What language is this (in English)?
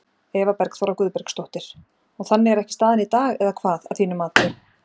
Icelandic